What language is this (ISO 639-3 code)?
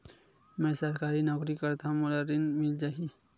hne